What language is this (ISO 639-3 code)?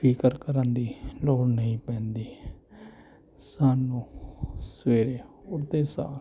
pan